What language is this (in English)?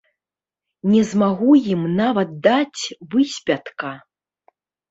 Belarusian